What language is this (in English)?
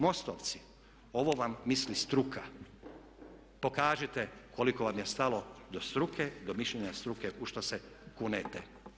Croatian